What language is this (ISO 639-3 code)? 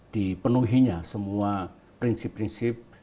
ind